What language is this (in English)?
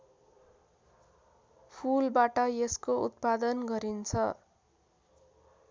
Nepali